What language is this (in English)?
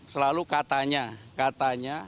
Indonesian